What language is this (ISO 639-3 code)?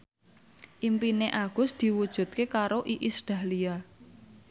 jav